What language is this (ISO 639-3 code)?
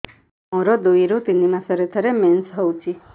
ori